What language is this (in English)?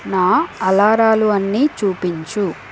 Telugu